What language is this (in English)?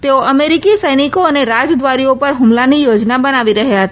Gujarati